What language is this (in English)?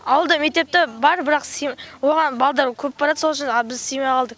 Kazakh